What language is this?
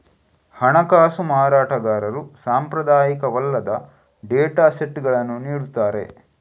Kannada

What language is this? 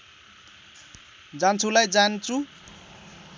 Nepali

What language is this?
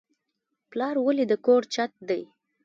Pashto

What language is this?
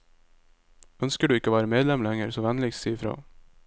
Norwegian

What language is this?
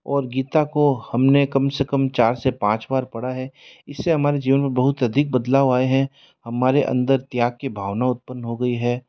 Hindi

